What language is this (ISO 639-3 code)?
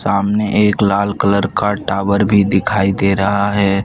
hin